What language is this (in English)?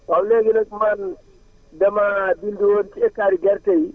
Wolof